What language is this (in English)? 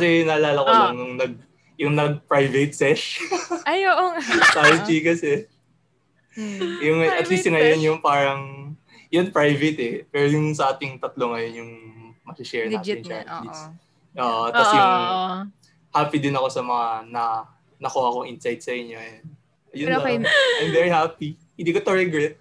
Filipino